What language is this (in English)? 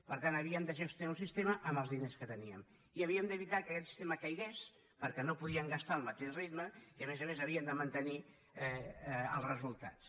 Catalan